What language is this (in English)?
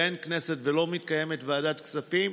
Hebrew